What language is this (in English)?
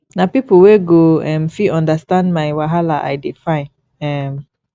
Nigerian Pidgin